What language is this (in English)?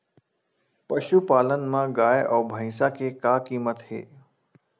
Chhattisgarhi